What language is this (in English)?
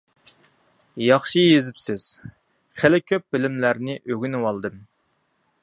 Uyghur